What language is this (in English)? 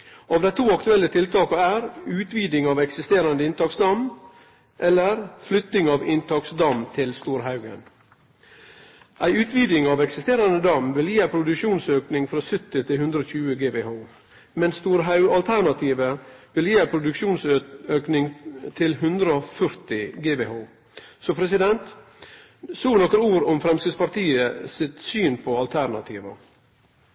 Norwegian Nynorsk